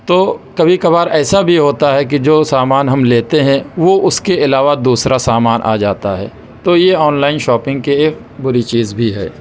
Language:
Urdu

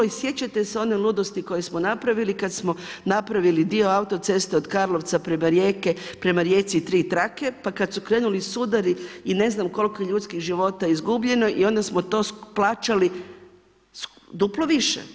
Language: Croatian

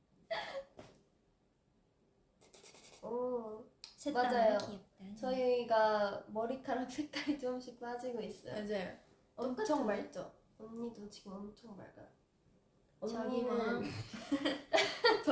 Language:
Korean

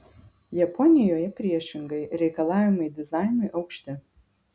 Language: Lithuanian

